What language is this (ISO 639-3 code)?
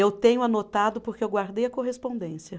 por